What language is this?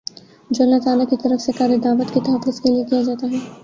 Urdu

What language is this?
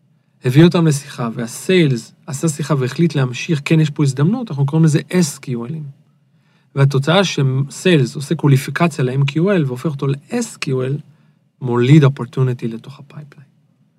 Hebrew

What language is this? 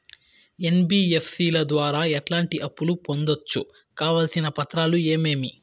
Telugu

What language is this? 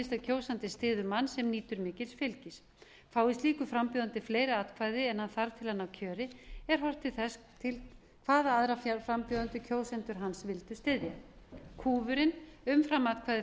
Icelandic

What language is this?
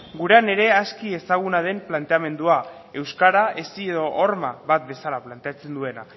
Basque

